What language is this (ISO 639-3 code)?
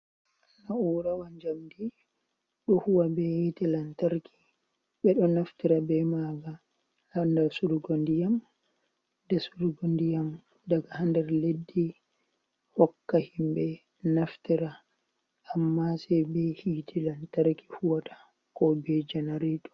ful